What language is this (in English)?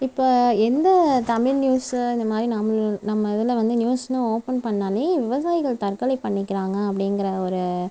Tamil